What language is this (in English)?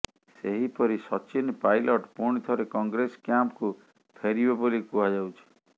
Odia